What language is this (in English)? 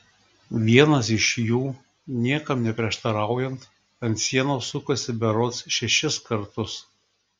Lithuanian